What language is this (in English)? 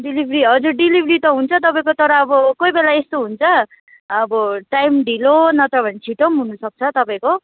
Nepali